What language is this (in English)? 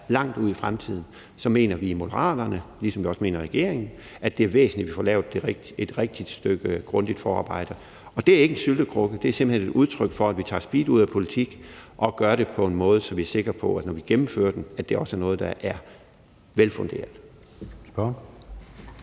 Danish